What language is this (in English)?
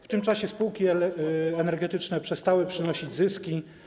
Polish